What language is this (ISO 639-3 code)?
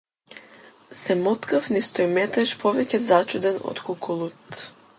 mkd